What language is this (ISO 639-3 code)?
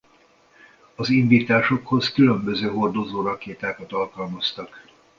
hun